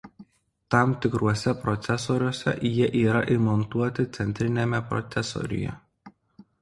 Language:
Lithuanian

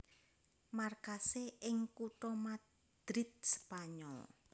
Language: Javanese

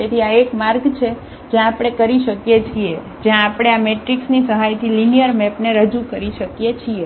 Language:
Gujarati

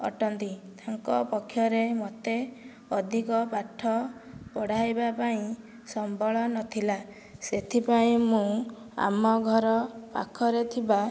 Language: Odia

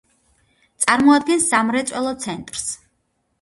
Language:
Georgian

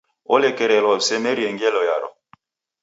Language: Taita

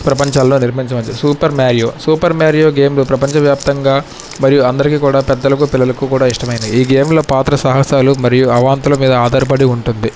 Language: Telugu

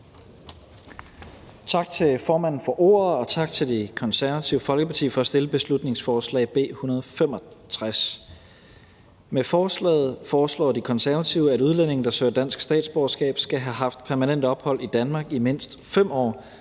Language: Danish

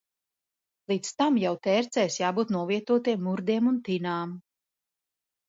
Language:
Latvian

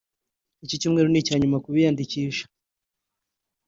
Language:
Kinyarwanda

